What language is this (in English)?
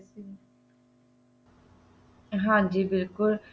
Punjabi